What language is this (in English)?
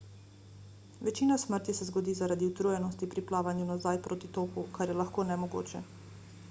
Slovenian